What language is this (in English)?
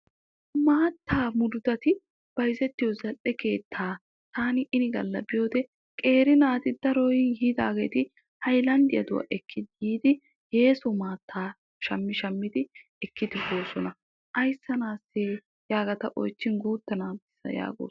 Wolaytta